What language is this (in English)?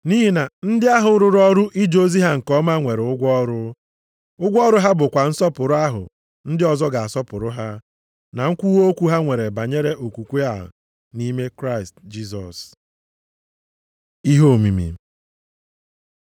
Igbo